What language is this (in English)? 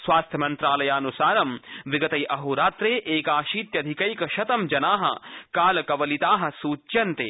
Sanskrit